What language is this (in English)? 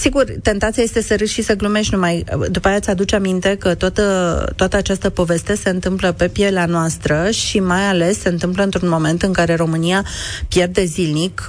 Romanian